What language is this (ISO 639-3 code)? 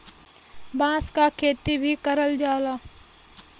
bho